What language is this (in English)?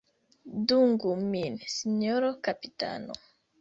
Esperanto